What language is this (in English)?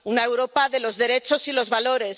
Spanish